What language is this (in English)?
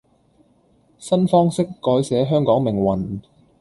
Cantonese